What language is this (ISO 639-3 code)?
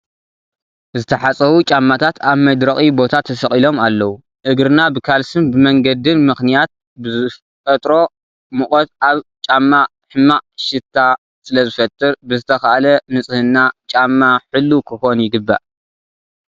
tir